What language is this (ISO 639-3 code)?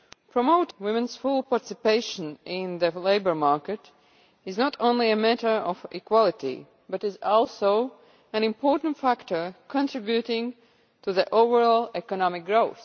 eng